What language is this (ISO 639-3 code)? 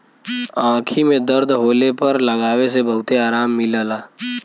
bho